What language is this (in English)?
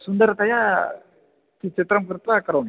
Sanskrit